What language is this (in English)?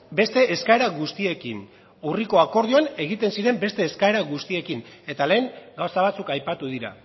Basque